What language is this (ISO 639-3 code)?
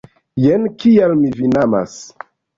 epo